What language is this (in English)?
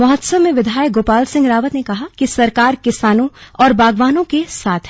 Hindi